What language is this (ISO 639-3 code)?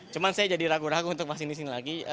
ind